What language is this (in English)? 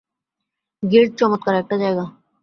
Bangla